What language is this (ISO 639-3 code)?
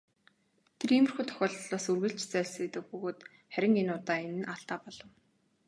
mon